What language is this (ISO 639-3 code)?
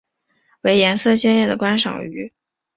zho